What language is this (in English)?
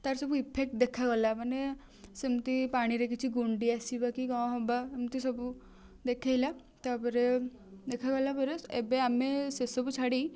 Odia